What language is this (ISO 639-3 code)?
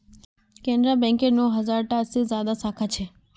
mag